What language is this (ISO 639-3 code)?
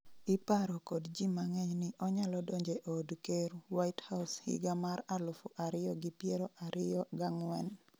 luo